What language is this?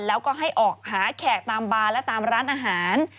Thai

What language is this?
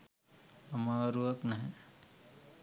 Sinhala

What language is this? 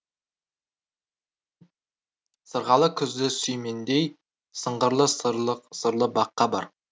Kazakh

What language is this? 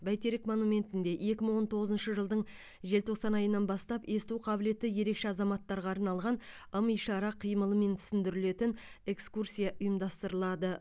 Kazakh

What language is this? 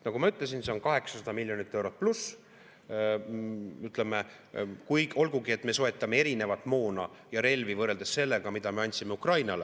Estonian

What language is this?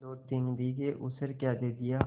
Hindi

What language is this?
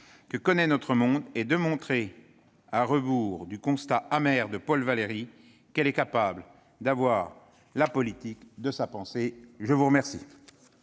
French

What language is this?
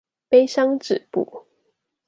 Chinese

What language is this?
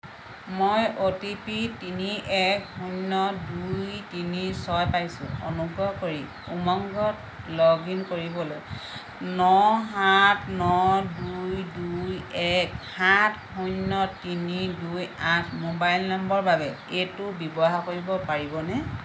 Assamese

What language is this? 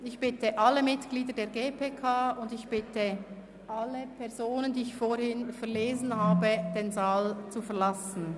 Swiss German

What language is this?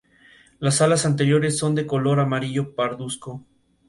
Spanish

